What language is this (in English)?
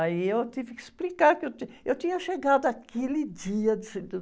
Portuguese